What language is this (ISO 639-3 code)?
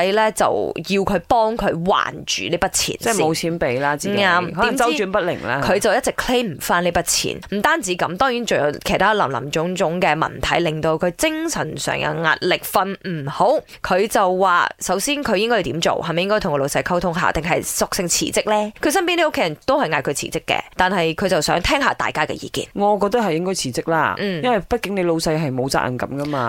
zho